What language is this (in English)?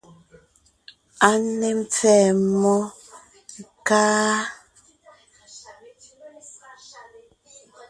Ngiemboon